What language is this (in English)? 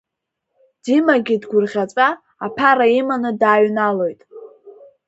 Abkhazian